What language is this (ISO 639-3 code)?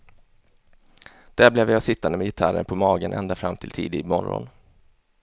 swe